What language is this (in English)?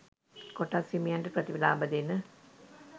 Sinhala